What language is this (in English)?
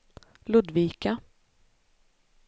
Swedish